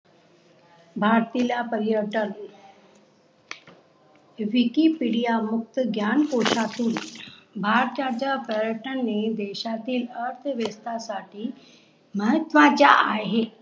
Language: Marathi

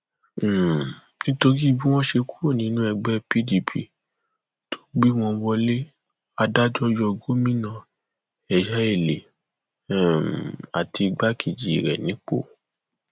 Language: Yoruba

